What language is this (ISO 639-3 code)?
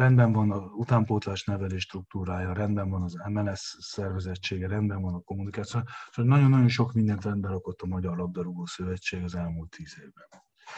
hun